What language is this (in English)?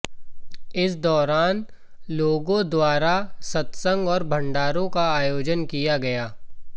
Hindi